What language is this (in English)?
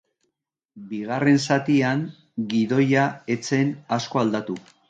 Basque